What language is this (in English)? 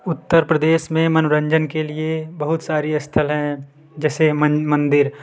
Hindi